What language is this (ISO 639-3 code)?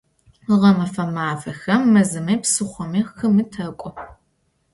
ady